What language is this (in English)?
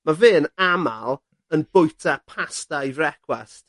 Welsh